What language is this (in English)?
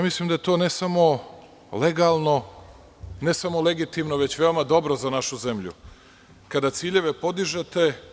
Serbian